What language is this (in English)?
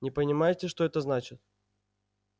Russian